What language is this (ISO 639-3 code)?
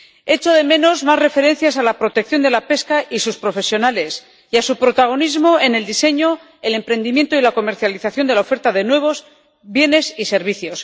spa